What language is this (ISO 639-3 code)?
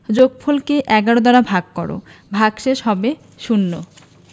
ben